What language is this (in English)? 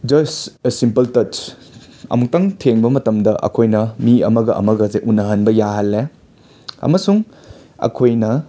Manipuri